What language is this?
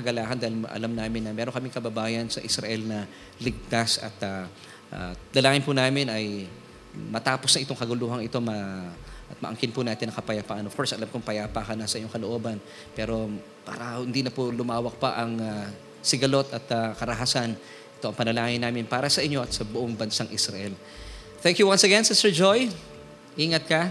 Filipino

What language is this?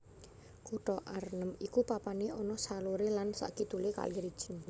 Javanese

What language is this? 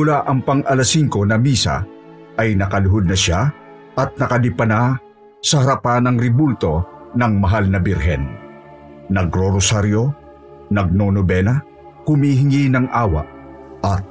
Filipino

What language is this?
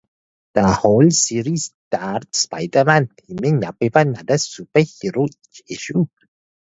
English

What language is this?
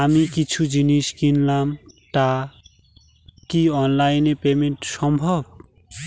Bangla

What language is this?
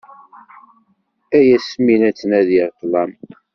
Kabyle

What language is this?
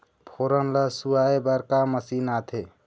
Chhattisgarhi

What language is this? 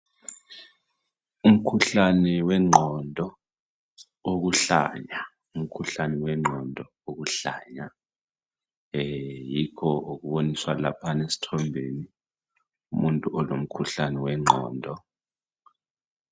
North Ndebele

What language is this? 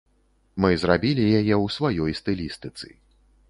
Belarusian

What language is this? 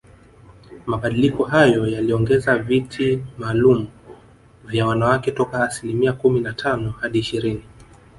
Swahili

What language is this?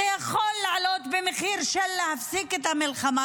Hebrew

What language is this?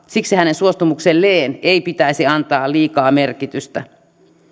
Finnish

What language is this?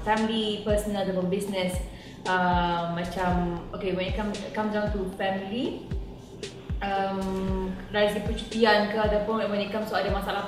Malay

